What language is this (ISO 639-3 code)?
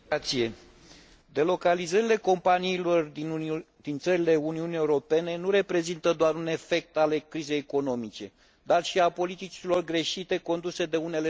ron